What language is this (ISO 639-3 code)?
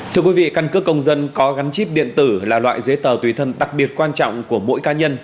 vie